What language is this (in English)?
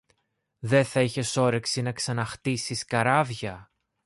Greek